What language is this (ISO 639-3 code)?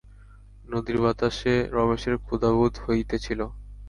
ben